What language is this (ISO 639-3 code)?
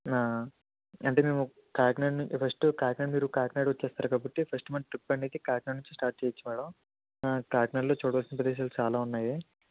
tel